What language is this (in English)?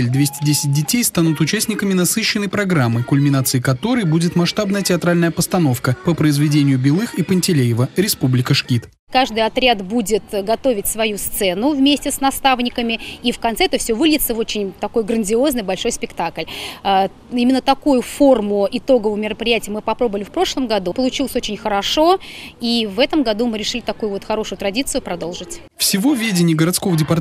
Russian